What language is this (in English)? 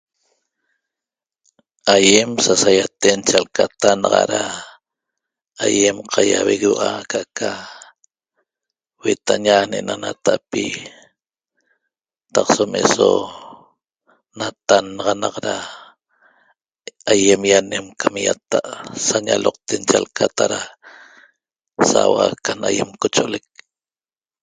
Toba